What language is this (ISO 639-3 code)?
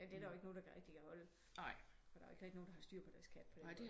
dan